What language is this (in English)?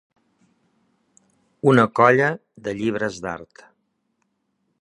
Catalan